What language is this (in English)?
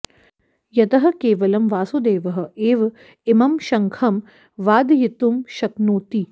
Sanskrit